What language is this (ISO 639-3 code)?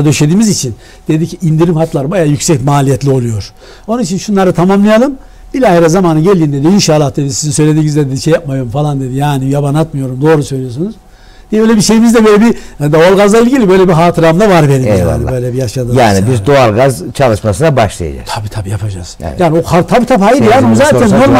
tur